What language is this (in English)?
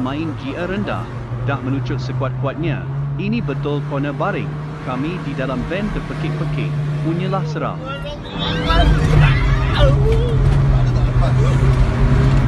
Malay